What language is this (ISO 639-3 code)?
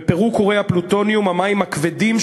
heb